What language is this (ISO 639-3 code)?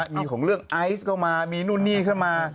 tha